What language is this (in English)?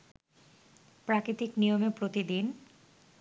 Bangla